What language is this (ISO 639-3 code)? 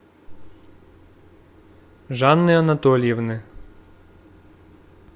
rus